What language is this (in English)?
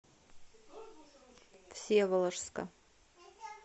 Russian